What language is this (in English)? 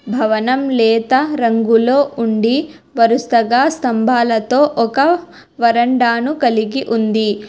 Telugu